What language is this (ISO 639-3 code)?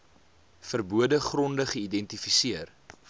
afr